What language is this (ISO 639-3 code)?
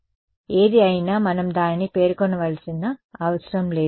tel